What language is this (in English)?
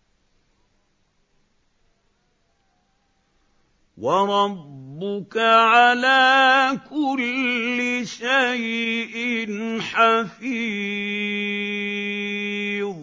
Arabic